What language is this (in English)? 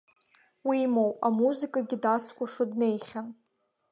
Abkhazian